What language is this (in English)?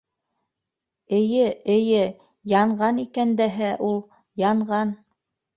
Bashkir